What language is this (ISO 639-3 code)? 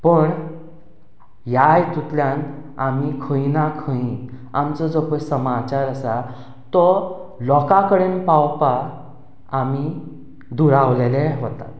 kok